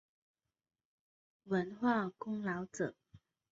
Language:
Chinese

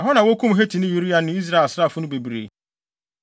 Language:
Akan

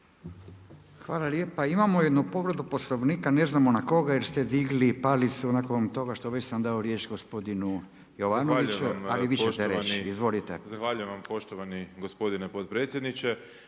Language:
Croatian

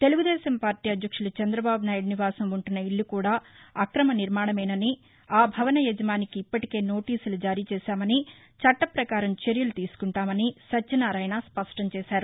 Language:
Telugu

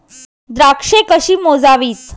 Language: Marathi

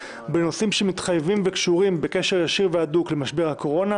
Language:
Hebrew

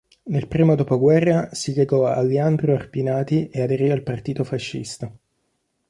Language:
Italian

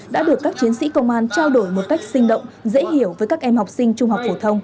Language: Vietnamese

